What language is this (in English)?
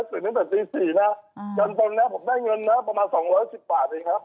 Thai